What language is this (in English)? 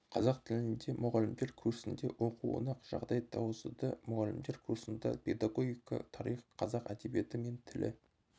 Kazakh